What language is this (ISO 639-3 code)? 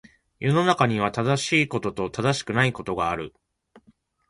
jpn